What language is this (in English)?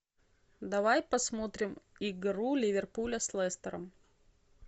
Russian